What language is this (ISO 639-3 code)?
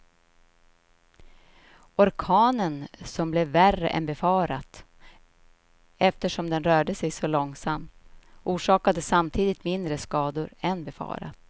swe